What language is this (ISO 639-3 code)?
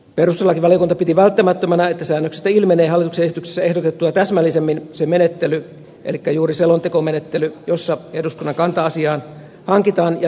fin